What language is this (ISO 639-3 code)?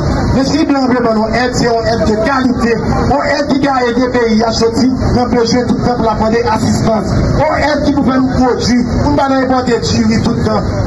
fra